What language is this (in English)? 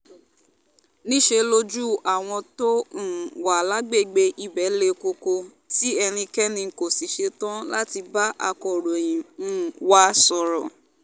Yoruba